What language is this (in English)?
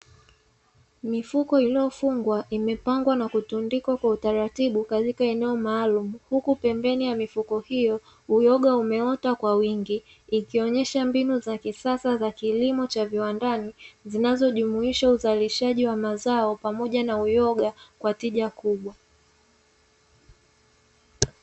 Swahili